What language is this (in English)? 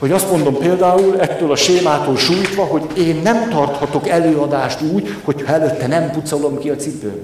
Hungarian